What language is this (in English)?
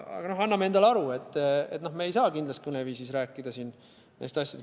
Estonian